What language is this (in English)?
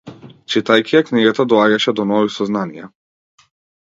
Macedonian